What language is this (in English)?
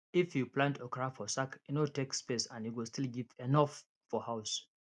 Nigerian Pidgin